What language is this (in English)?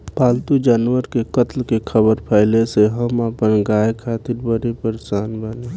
Bhojpuri